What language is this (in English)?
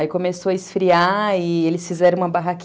Portuguese